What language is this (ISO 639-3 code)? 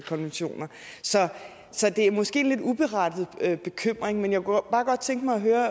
dan